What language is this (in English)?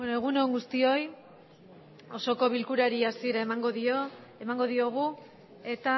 Basque